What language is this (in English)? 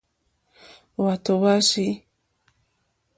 Mokpwe